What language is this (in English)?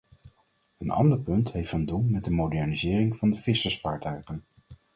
Dutch